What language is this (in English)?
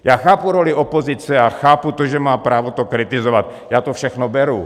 Czech